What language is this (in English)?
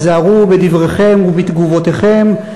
Hebrew